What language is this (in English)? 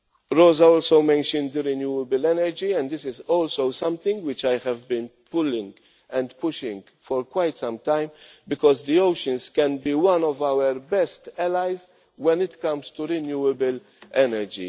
English